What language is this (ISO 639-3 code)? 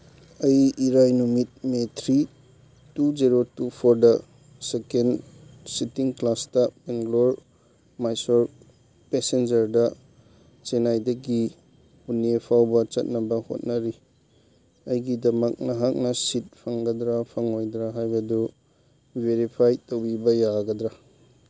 mni